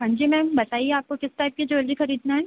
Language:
Hindi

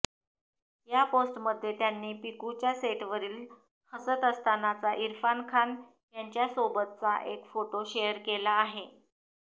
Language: Marathi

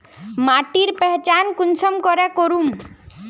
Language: Magahi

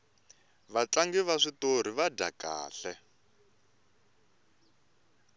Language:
Tsonga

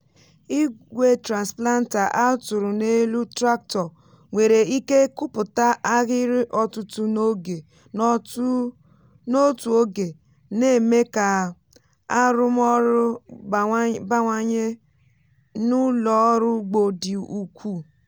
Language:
Igbo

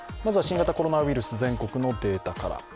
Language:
Japanese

